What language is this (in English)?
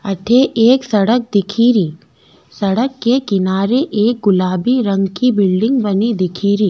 Rajasthani